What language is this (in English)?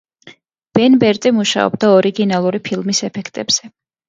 Georgian